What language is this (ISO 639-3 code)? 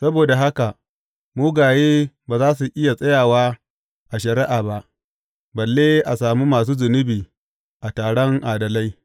hau